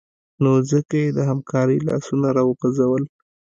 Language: Pashto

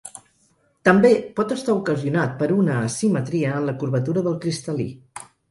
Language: Catalan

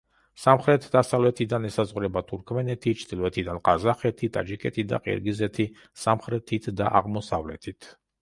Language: Georgian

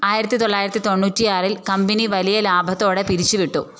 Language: Malayalam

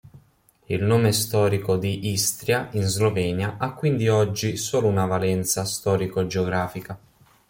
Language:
Italian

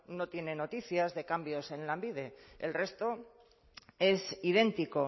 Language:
Spanish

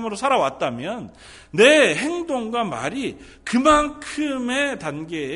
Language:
Korean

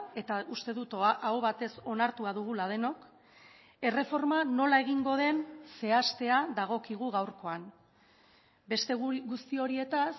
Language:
Basque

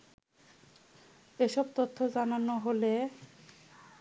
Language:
Bangla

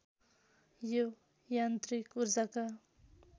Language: Nepali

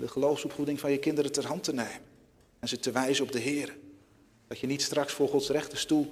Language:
Dutch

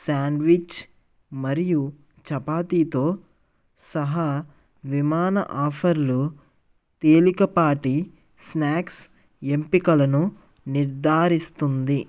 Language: Telugu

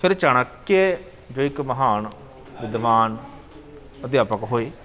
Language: Punjabi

